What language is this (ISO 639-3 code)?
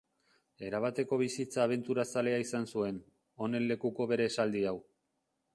eus